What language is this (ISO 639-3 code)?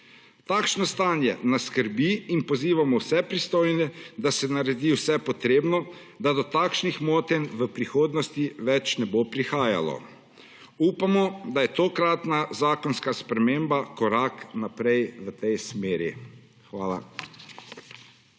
slv